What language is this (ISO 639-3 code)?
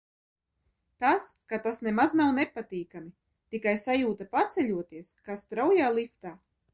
lav